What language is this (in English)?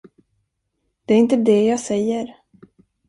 Swedish